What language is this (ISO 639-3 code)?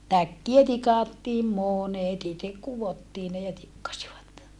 fin